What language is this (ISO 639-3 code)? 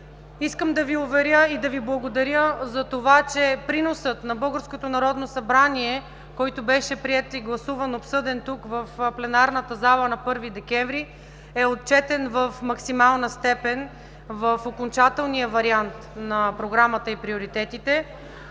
bul